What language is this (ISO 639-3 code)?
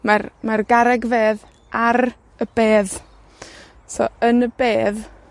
cym